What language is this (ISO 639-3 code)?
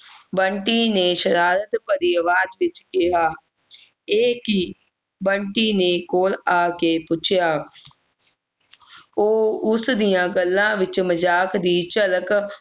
pan